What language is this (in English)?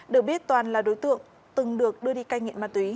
Vietnamese